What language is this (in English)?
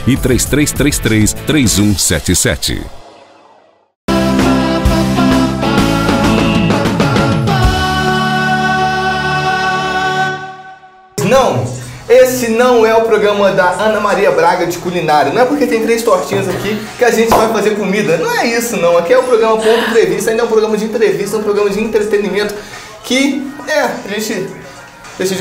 Portuguese